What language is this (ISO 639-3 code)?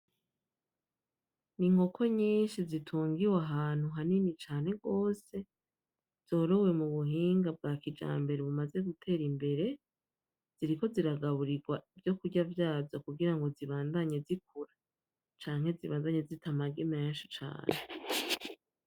run